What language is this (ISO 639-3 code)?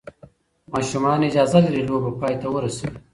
pus